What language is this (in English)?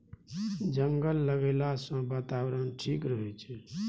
Maithili